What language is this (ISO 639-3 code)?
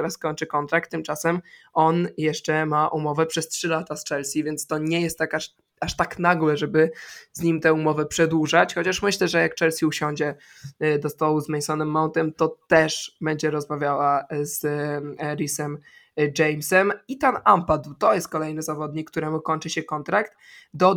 pol